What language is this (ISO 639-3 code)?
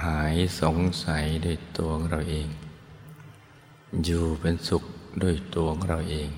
tha